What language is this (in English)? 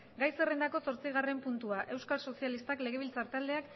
Basque